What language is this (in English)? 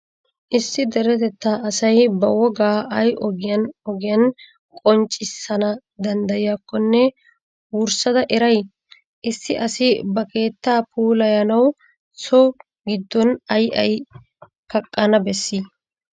Wolaytta